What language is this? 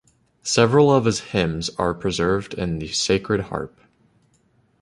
English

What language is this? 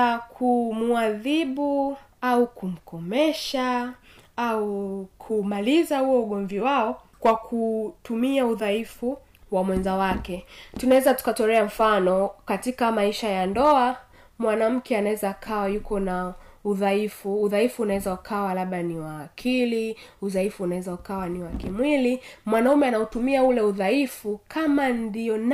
Swahili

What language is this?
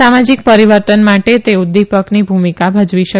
Gujarati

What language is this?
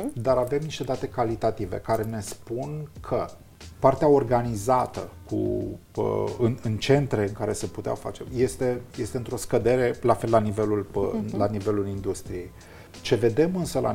Romanian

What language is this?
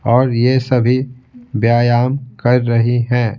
Hindi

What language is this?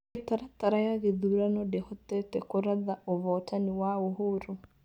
Kikuyu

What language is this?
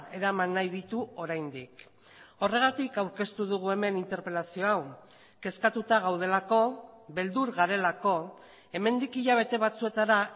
Basque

